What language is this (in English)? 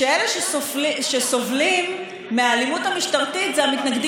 Hebrew